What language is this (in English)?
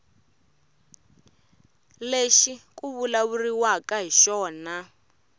Tsonga